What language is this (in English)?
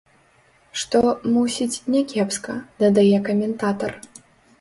Belarusian